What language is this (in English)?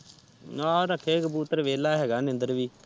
Punjabi